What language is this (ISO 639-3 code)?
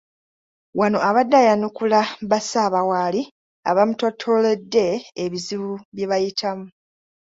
lug